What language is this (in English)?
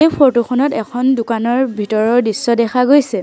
Assamese